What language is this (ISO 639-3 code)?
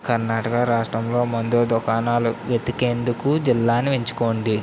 tel